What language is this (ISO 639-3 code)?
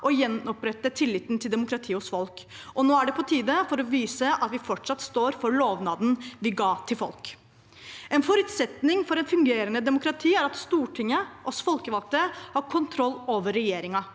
nor